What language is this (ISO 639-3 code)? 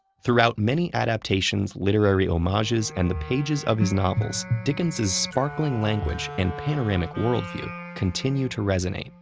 eng